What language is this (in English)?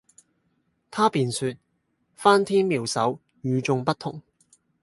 Cantonese